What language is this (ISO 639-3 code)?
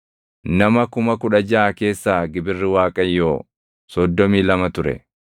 orm